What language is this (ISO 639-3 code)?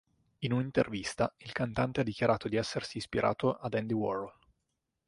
ita